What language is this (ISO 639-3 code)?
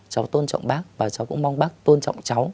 vie